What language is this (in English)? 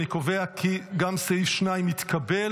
Hebrew